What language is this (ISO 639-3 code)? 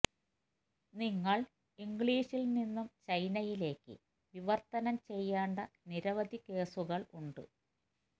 mal